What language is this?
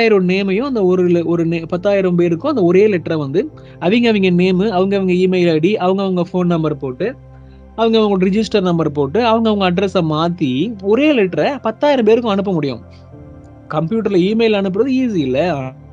Tamil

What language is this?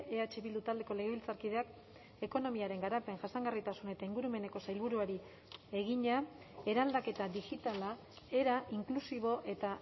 Basque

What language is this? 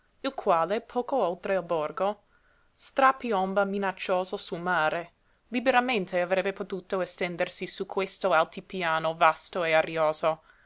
Italian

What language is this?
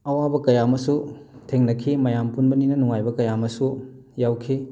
Manipuri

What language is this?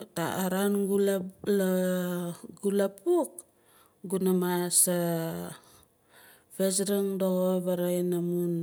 Nalik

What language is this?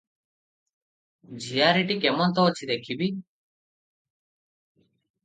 Odia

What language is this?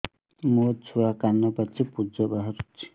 Odia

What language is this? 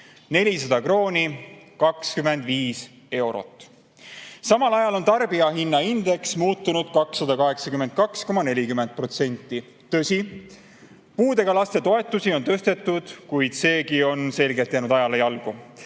Estonian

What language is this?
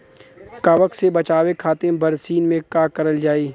Bhojpuri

